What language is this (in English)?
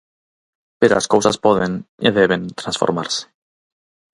Galician